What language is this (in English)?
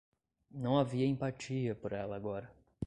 Portuguese